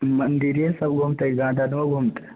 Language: Maithili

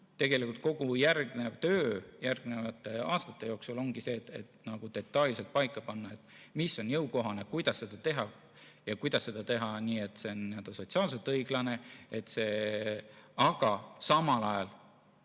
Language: Estonian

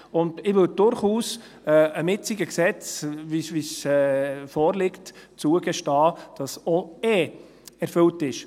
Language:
Swiss German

